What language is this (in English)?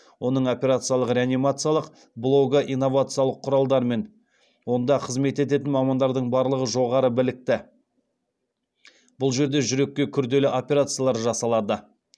Kazakh